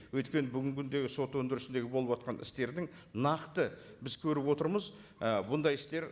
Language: Kazakh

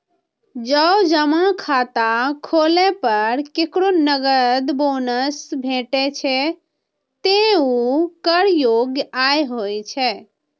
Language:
Maithili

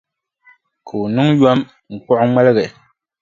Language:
Dagbani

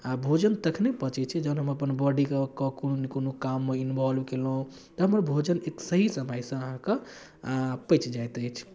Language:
Maithili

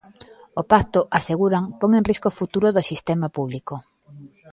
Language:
Galician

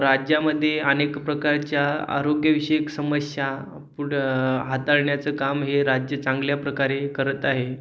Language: Marathi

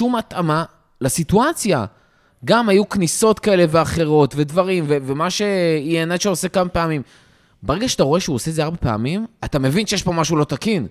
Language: Hebrew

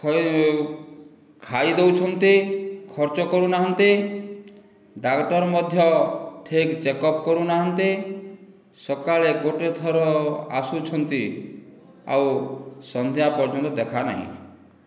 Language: Odia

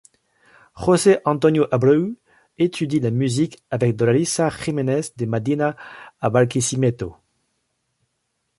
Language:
French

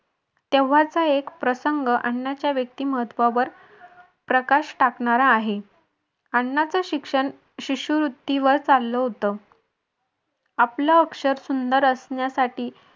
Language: Marathi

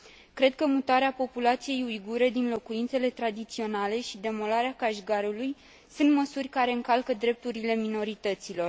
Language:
Romanian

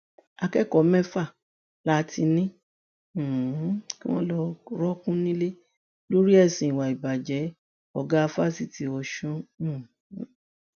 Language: Yoruba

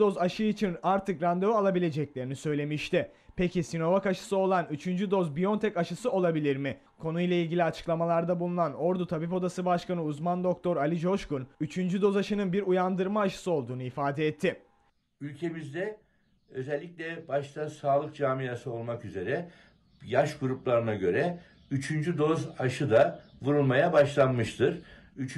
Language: Turkish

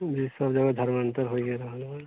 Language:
Maithili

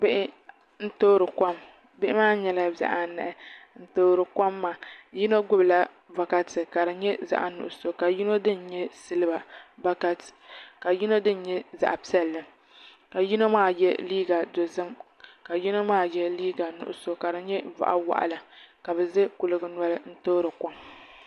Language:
Dagbani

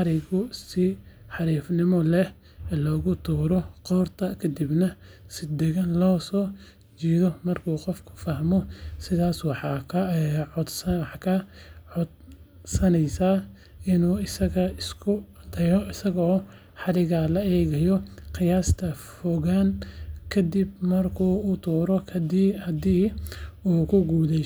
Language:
Somali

